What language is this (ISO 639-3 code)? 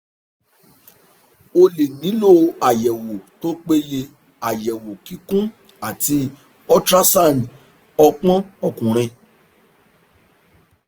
yor